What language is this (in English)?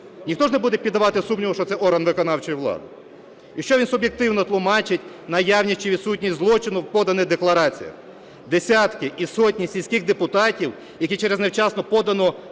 Ukrainian